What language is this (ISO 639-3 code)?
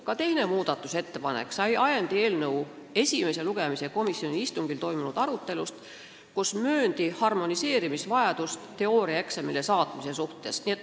est